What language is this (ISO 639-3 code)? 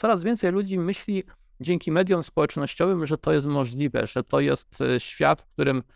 pol